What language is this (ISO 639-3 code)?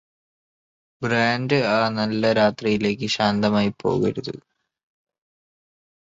mal